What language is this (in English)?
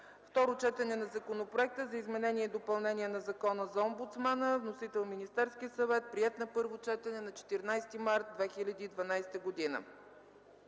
Bulgarian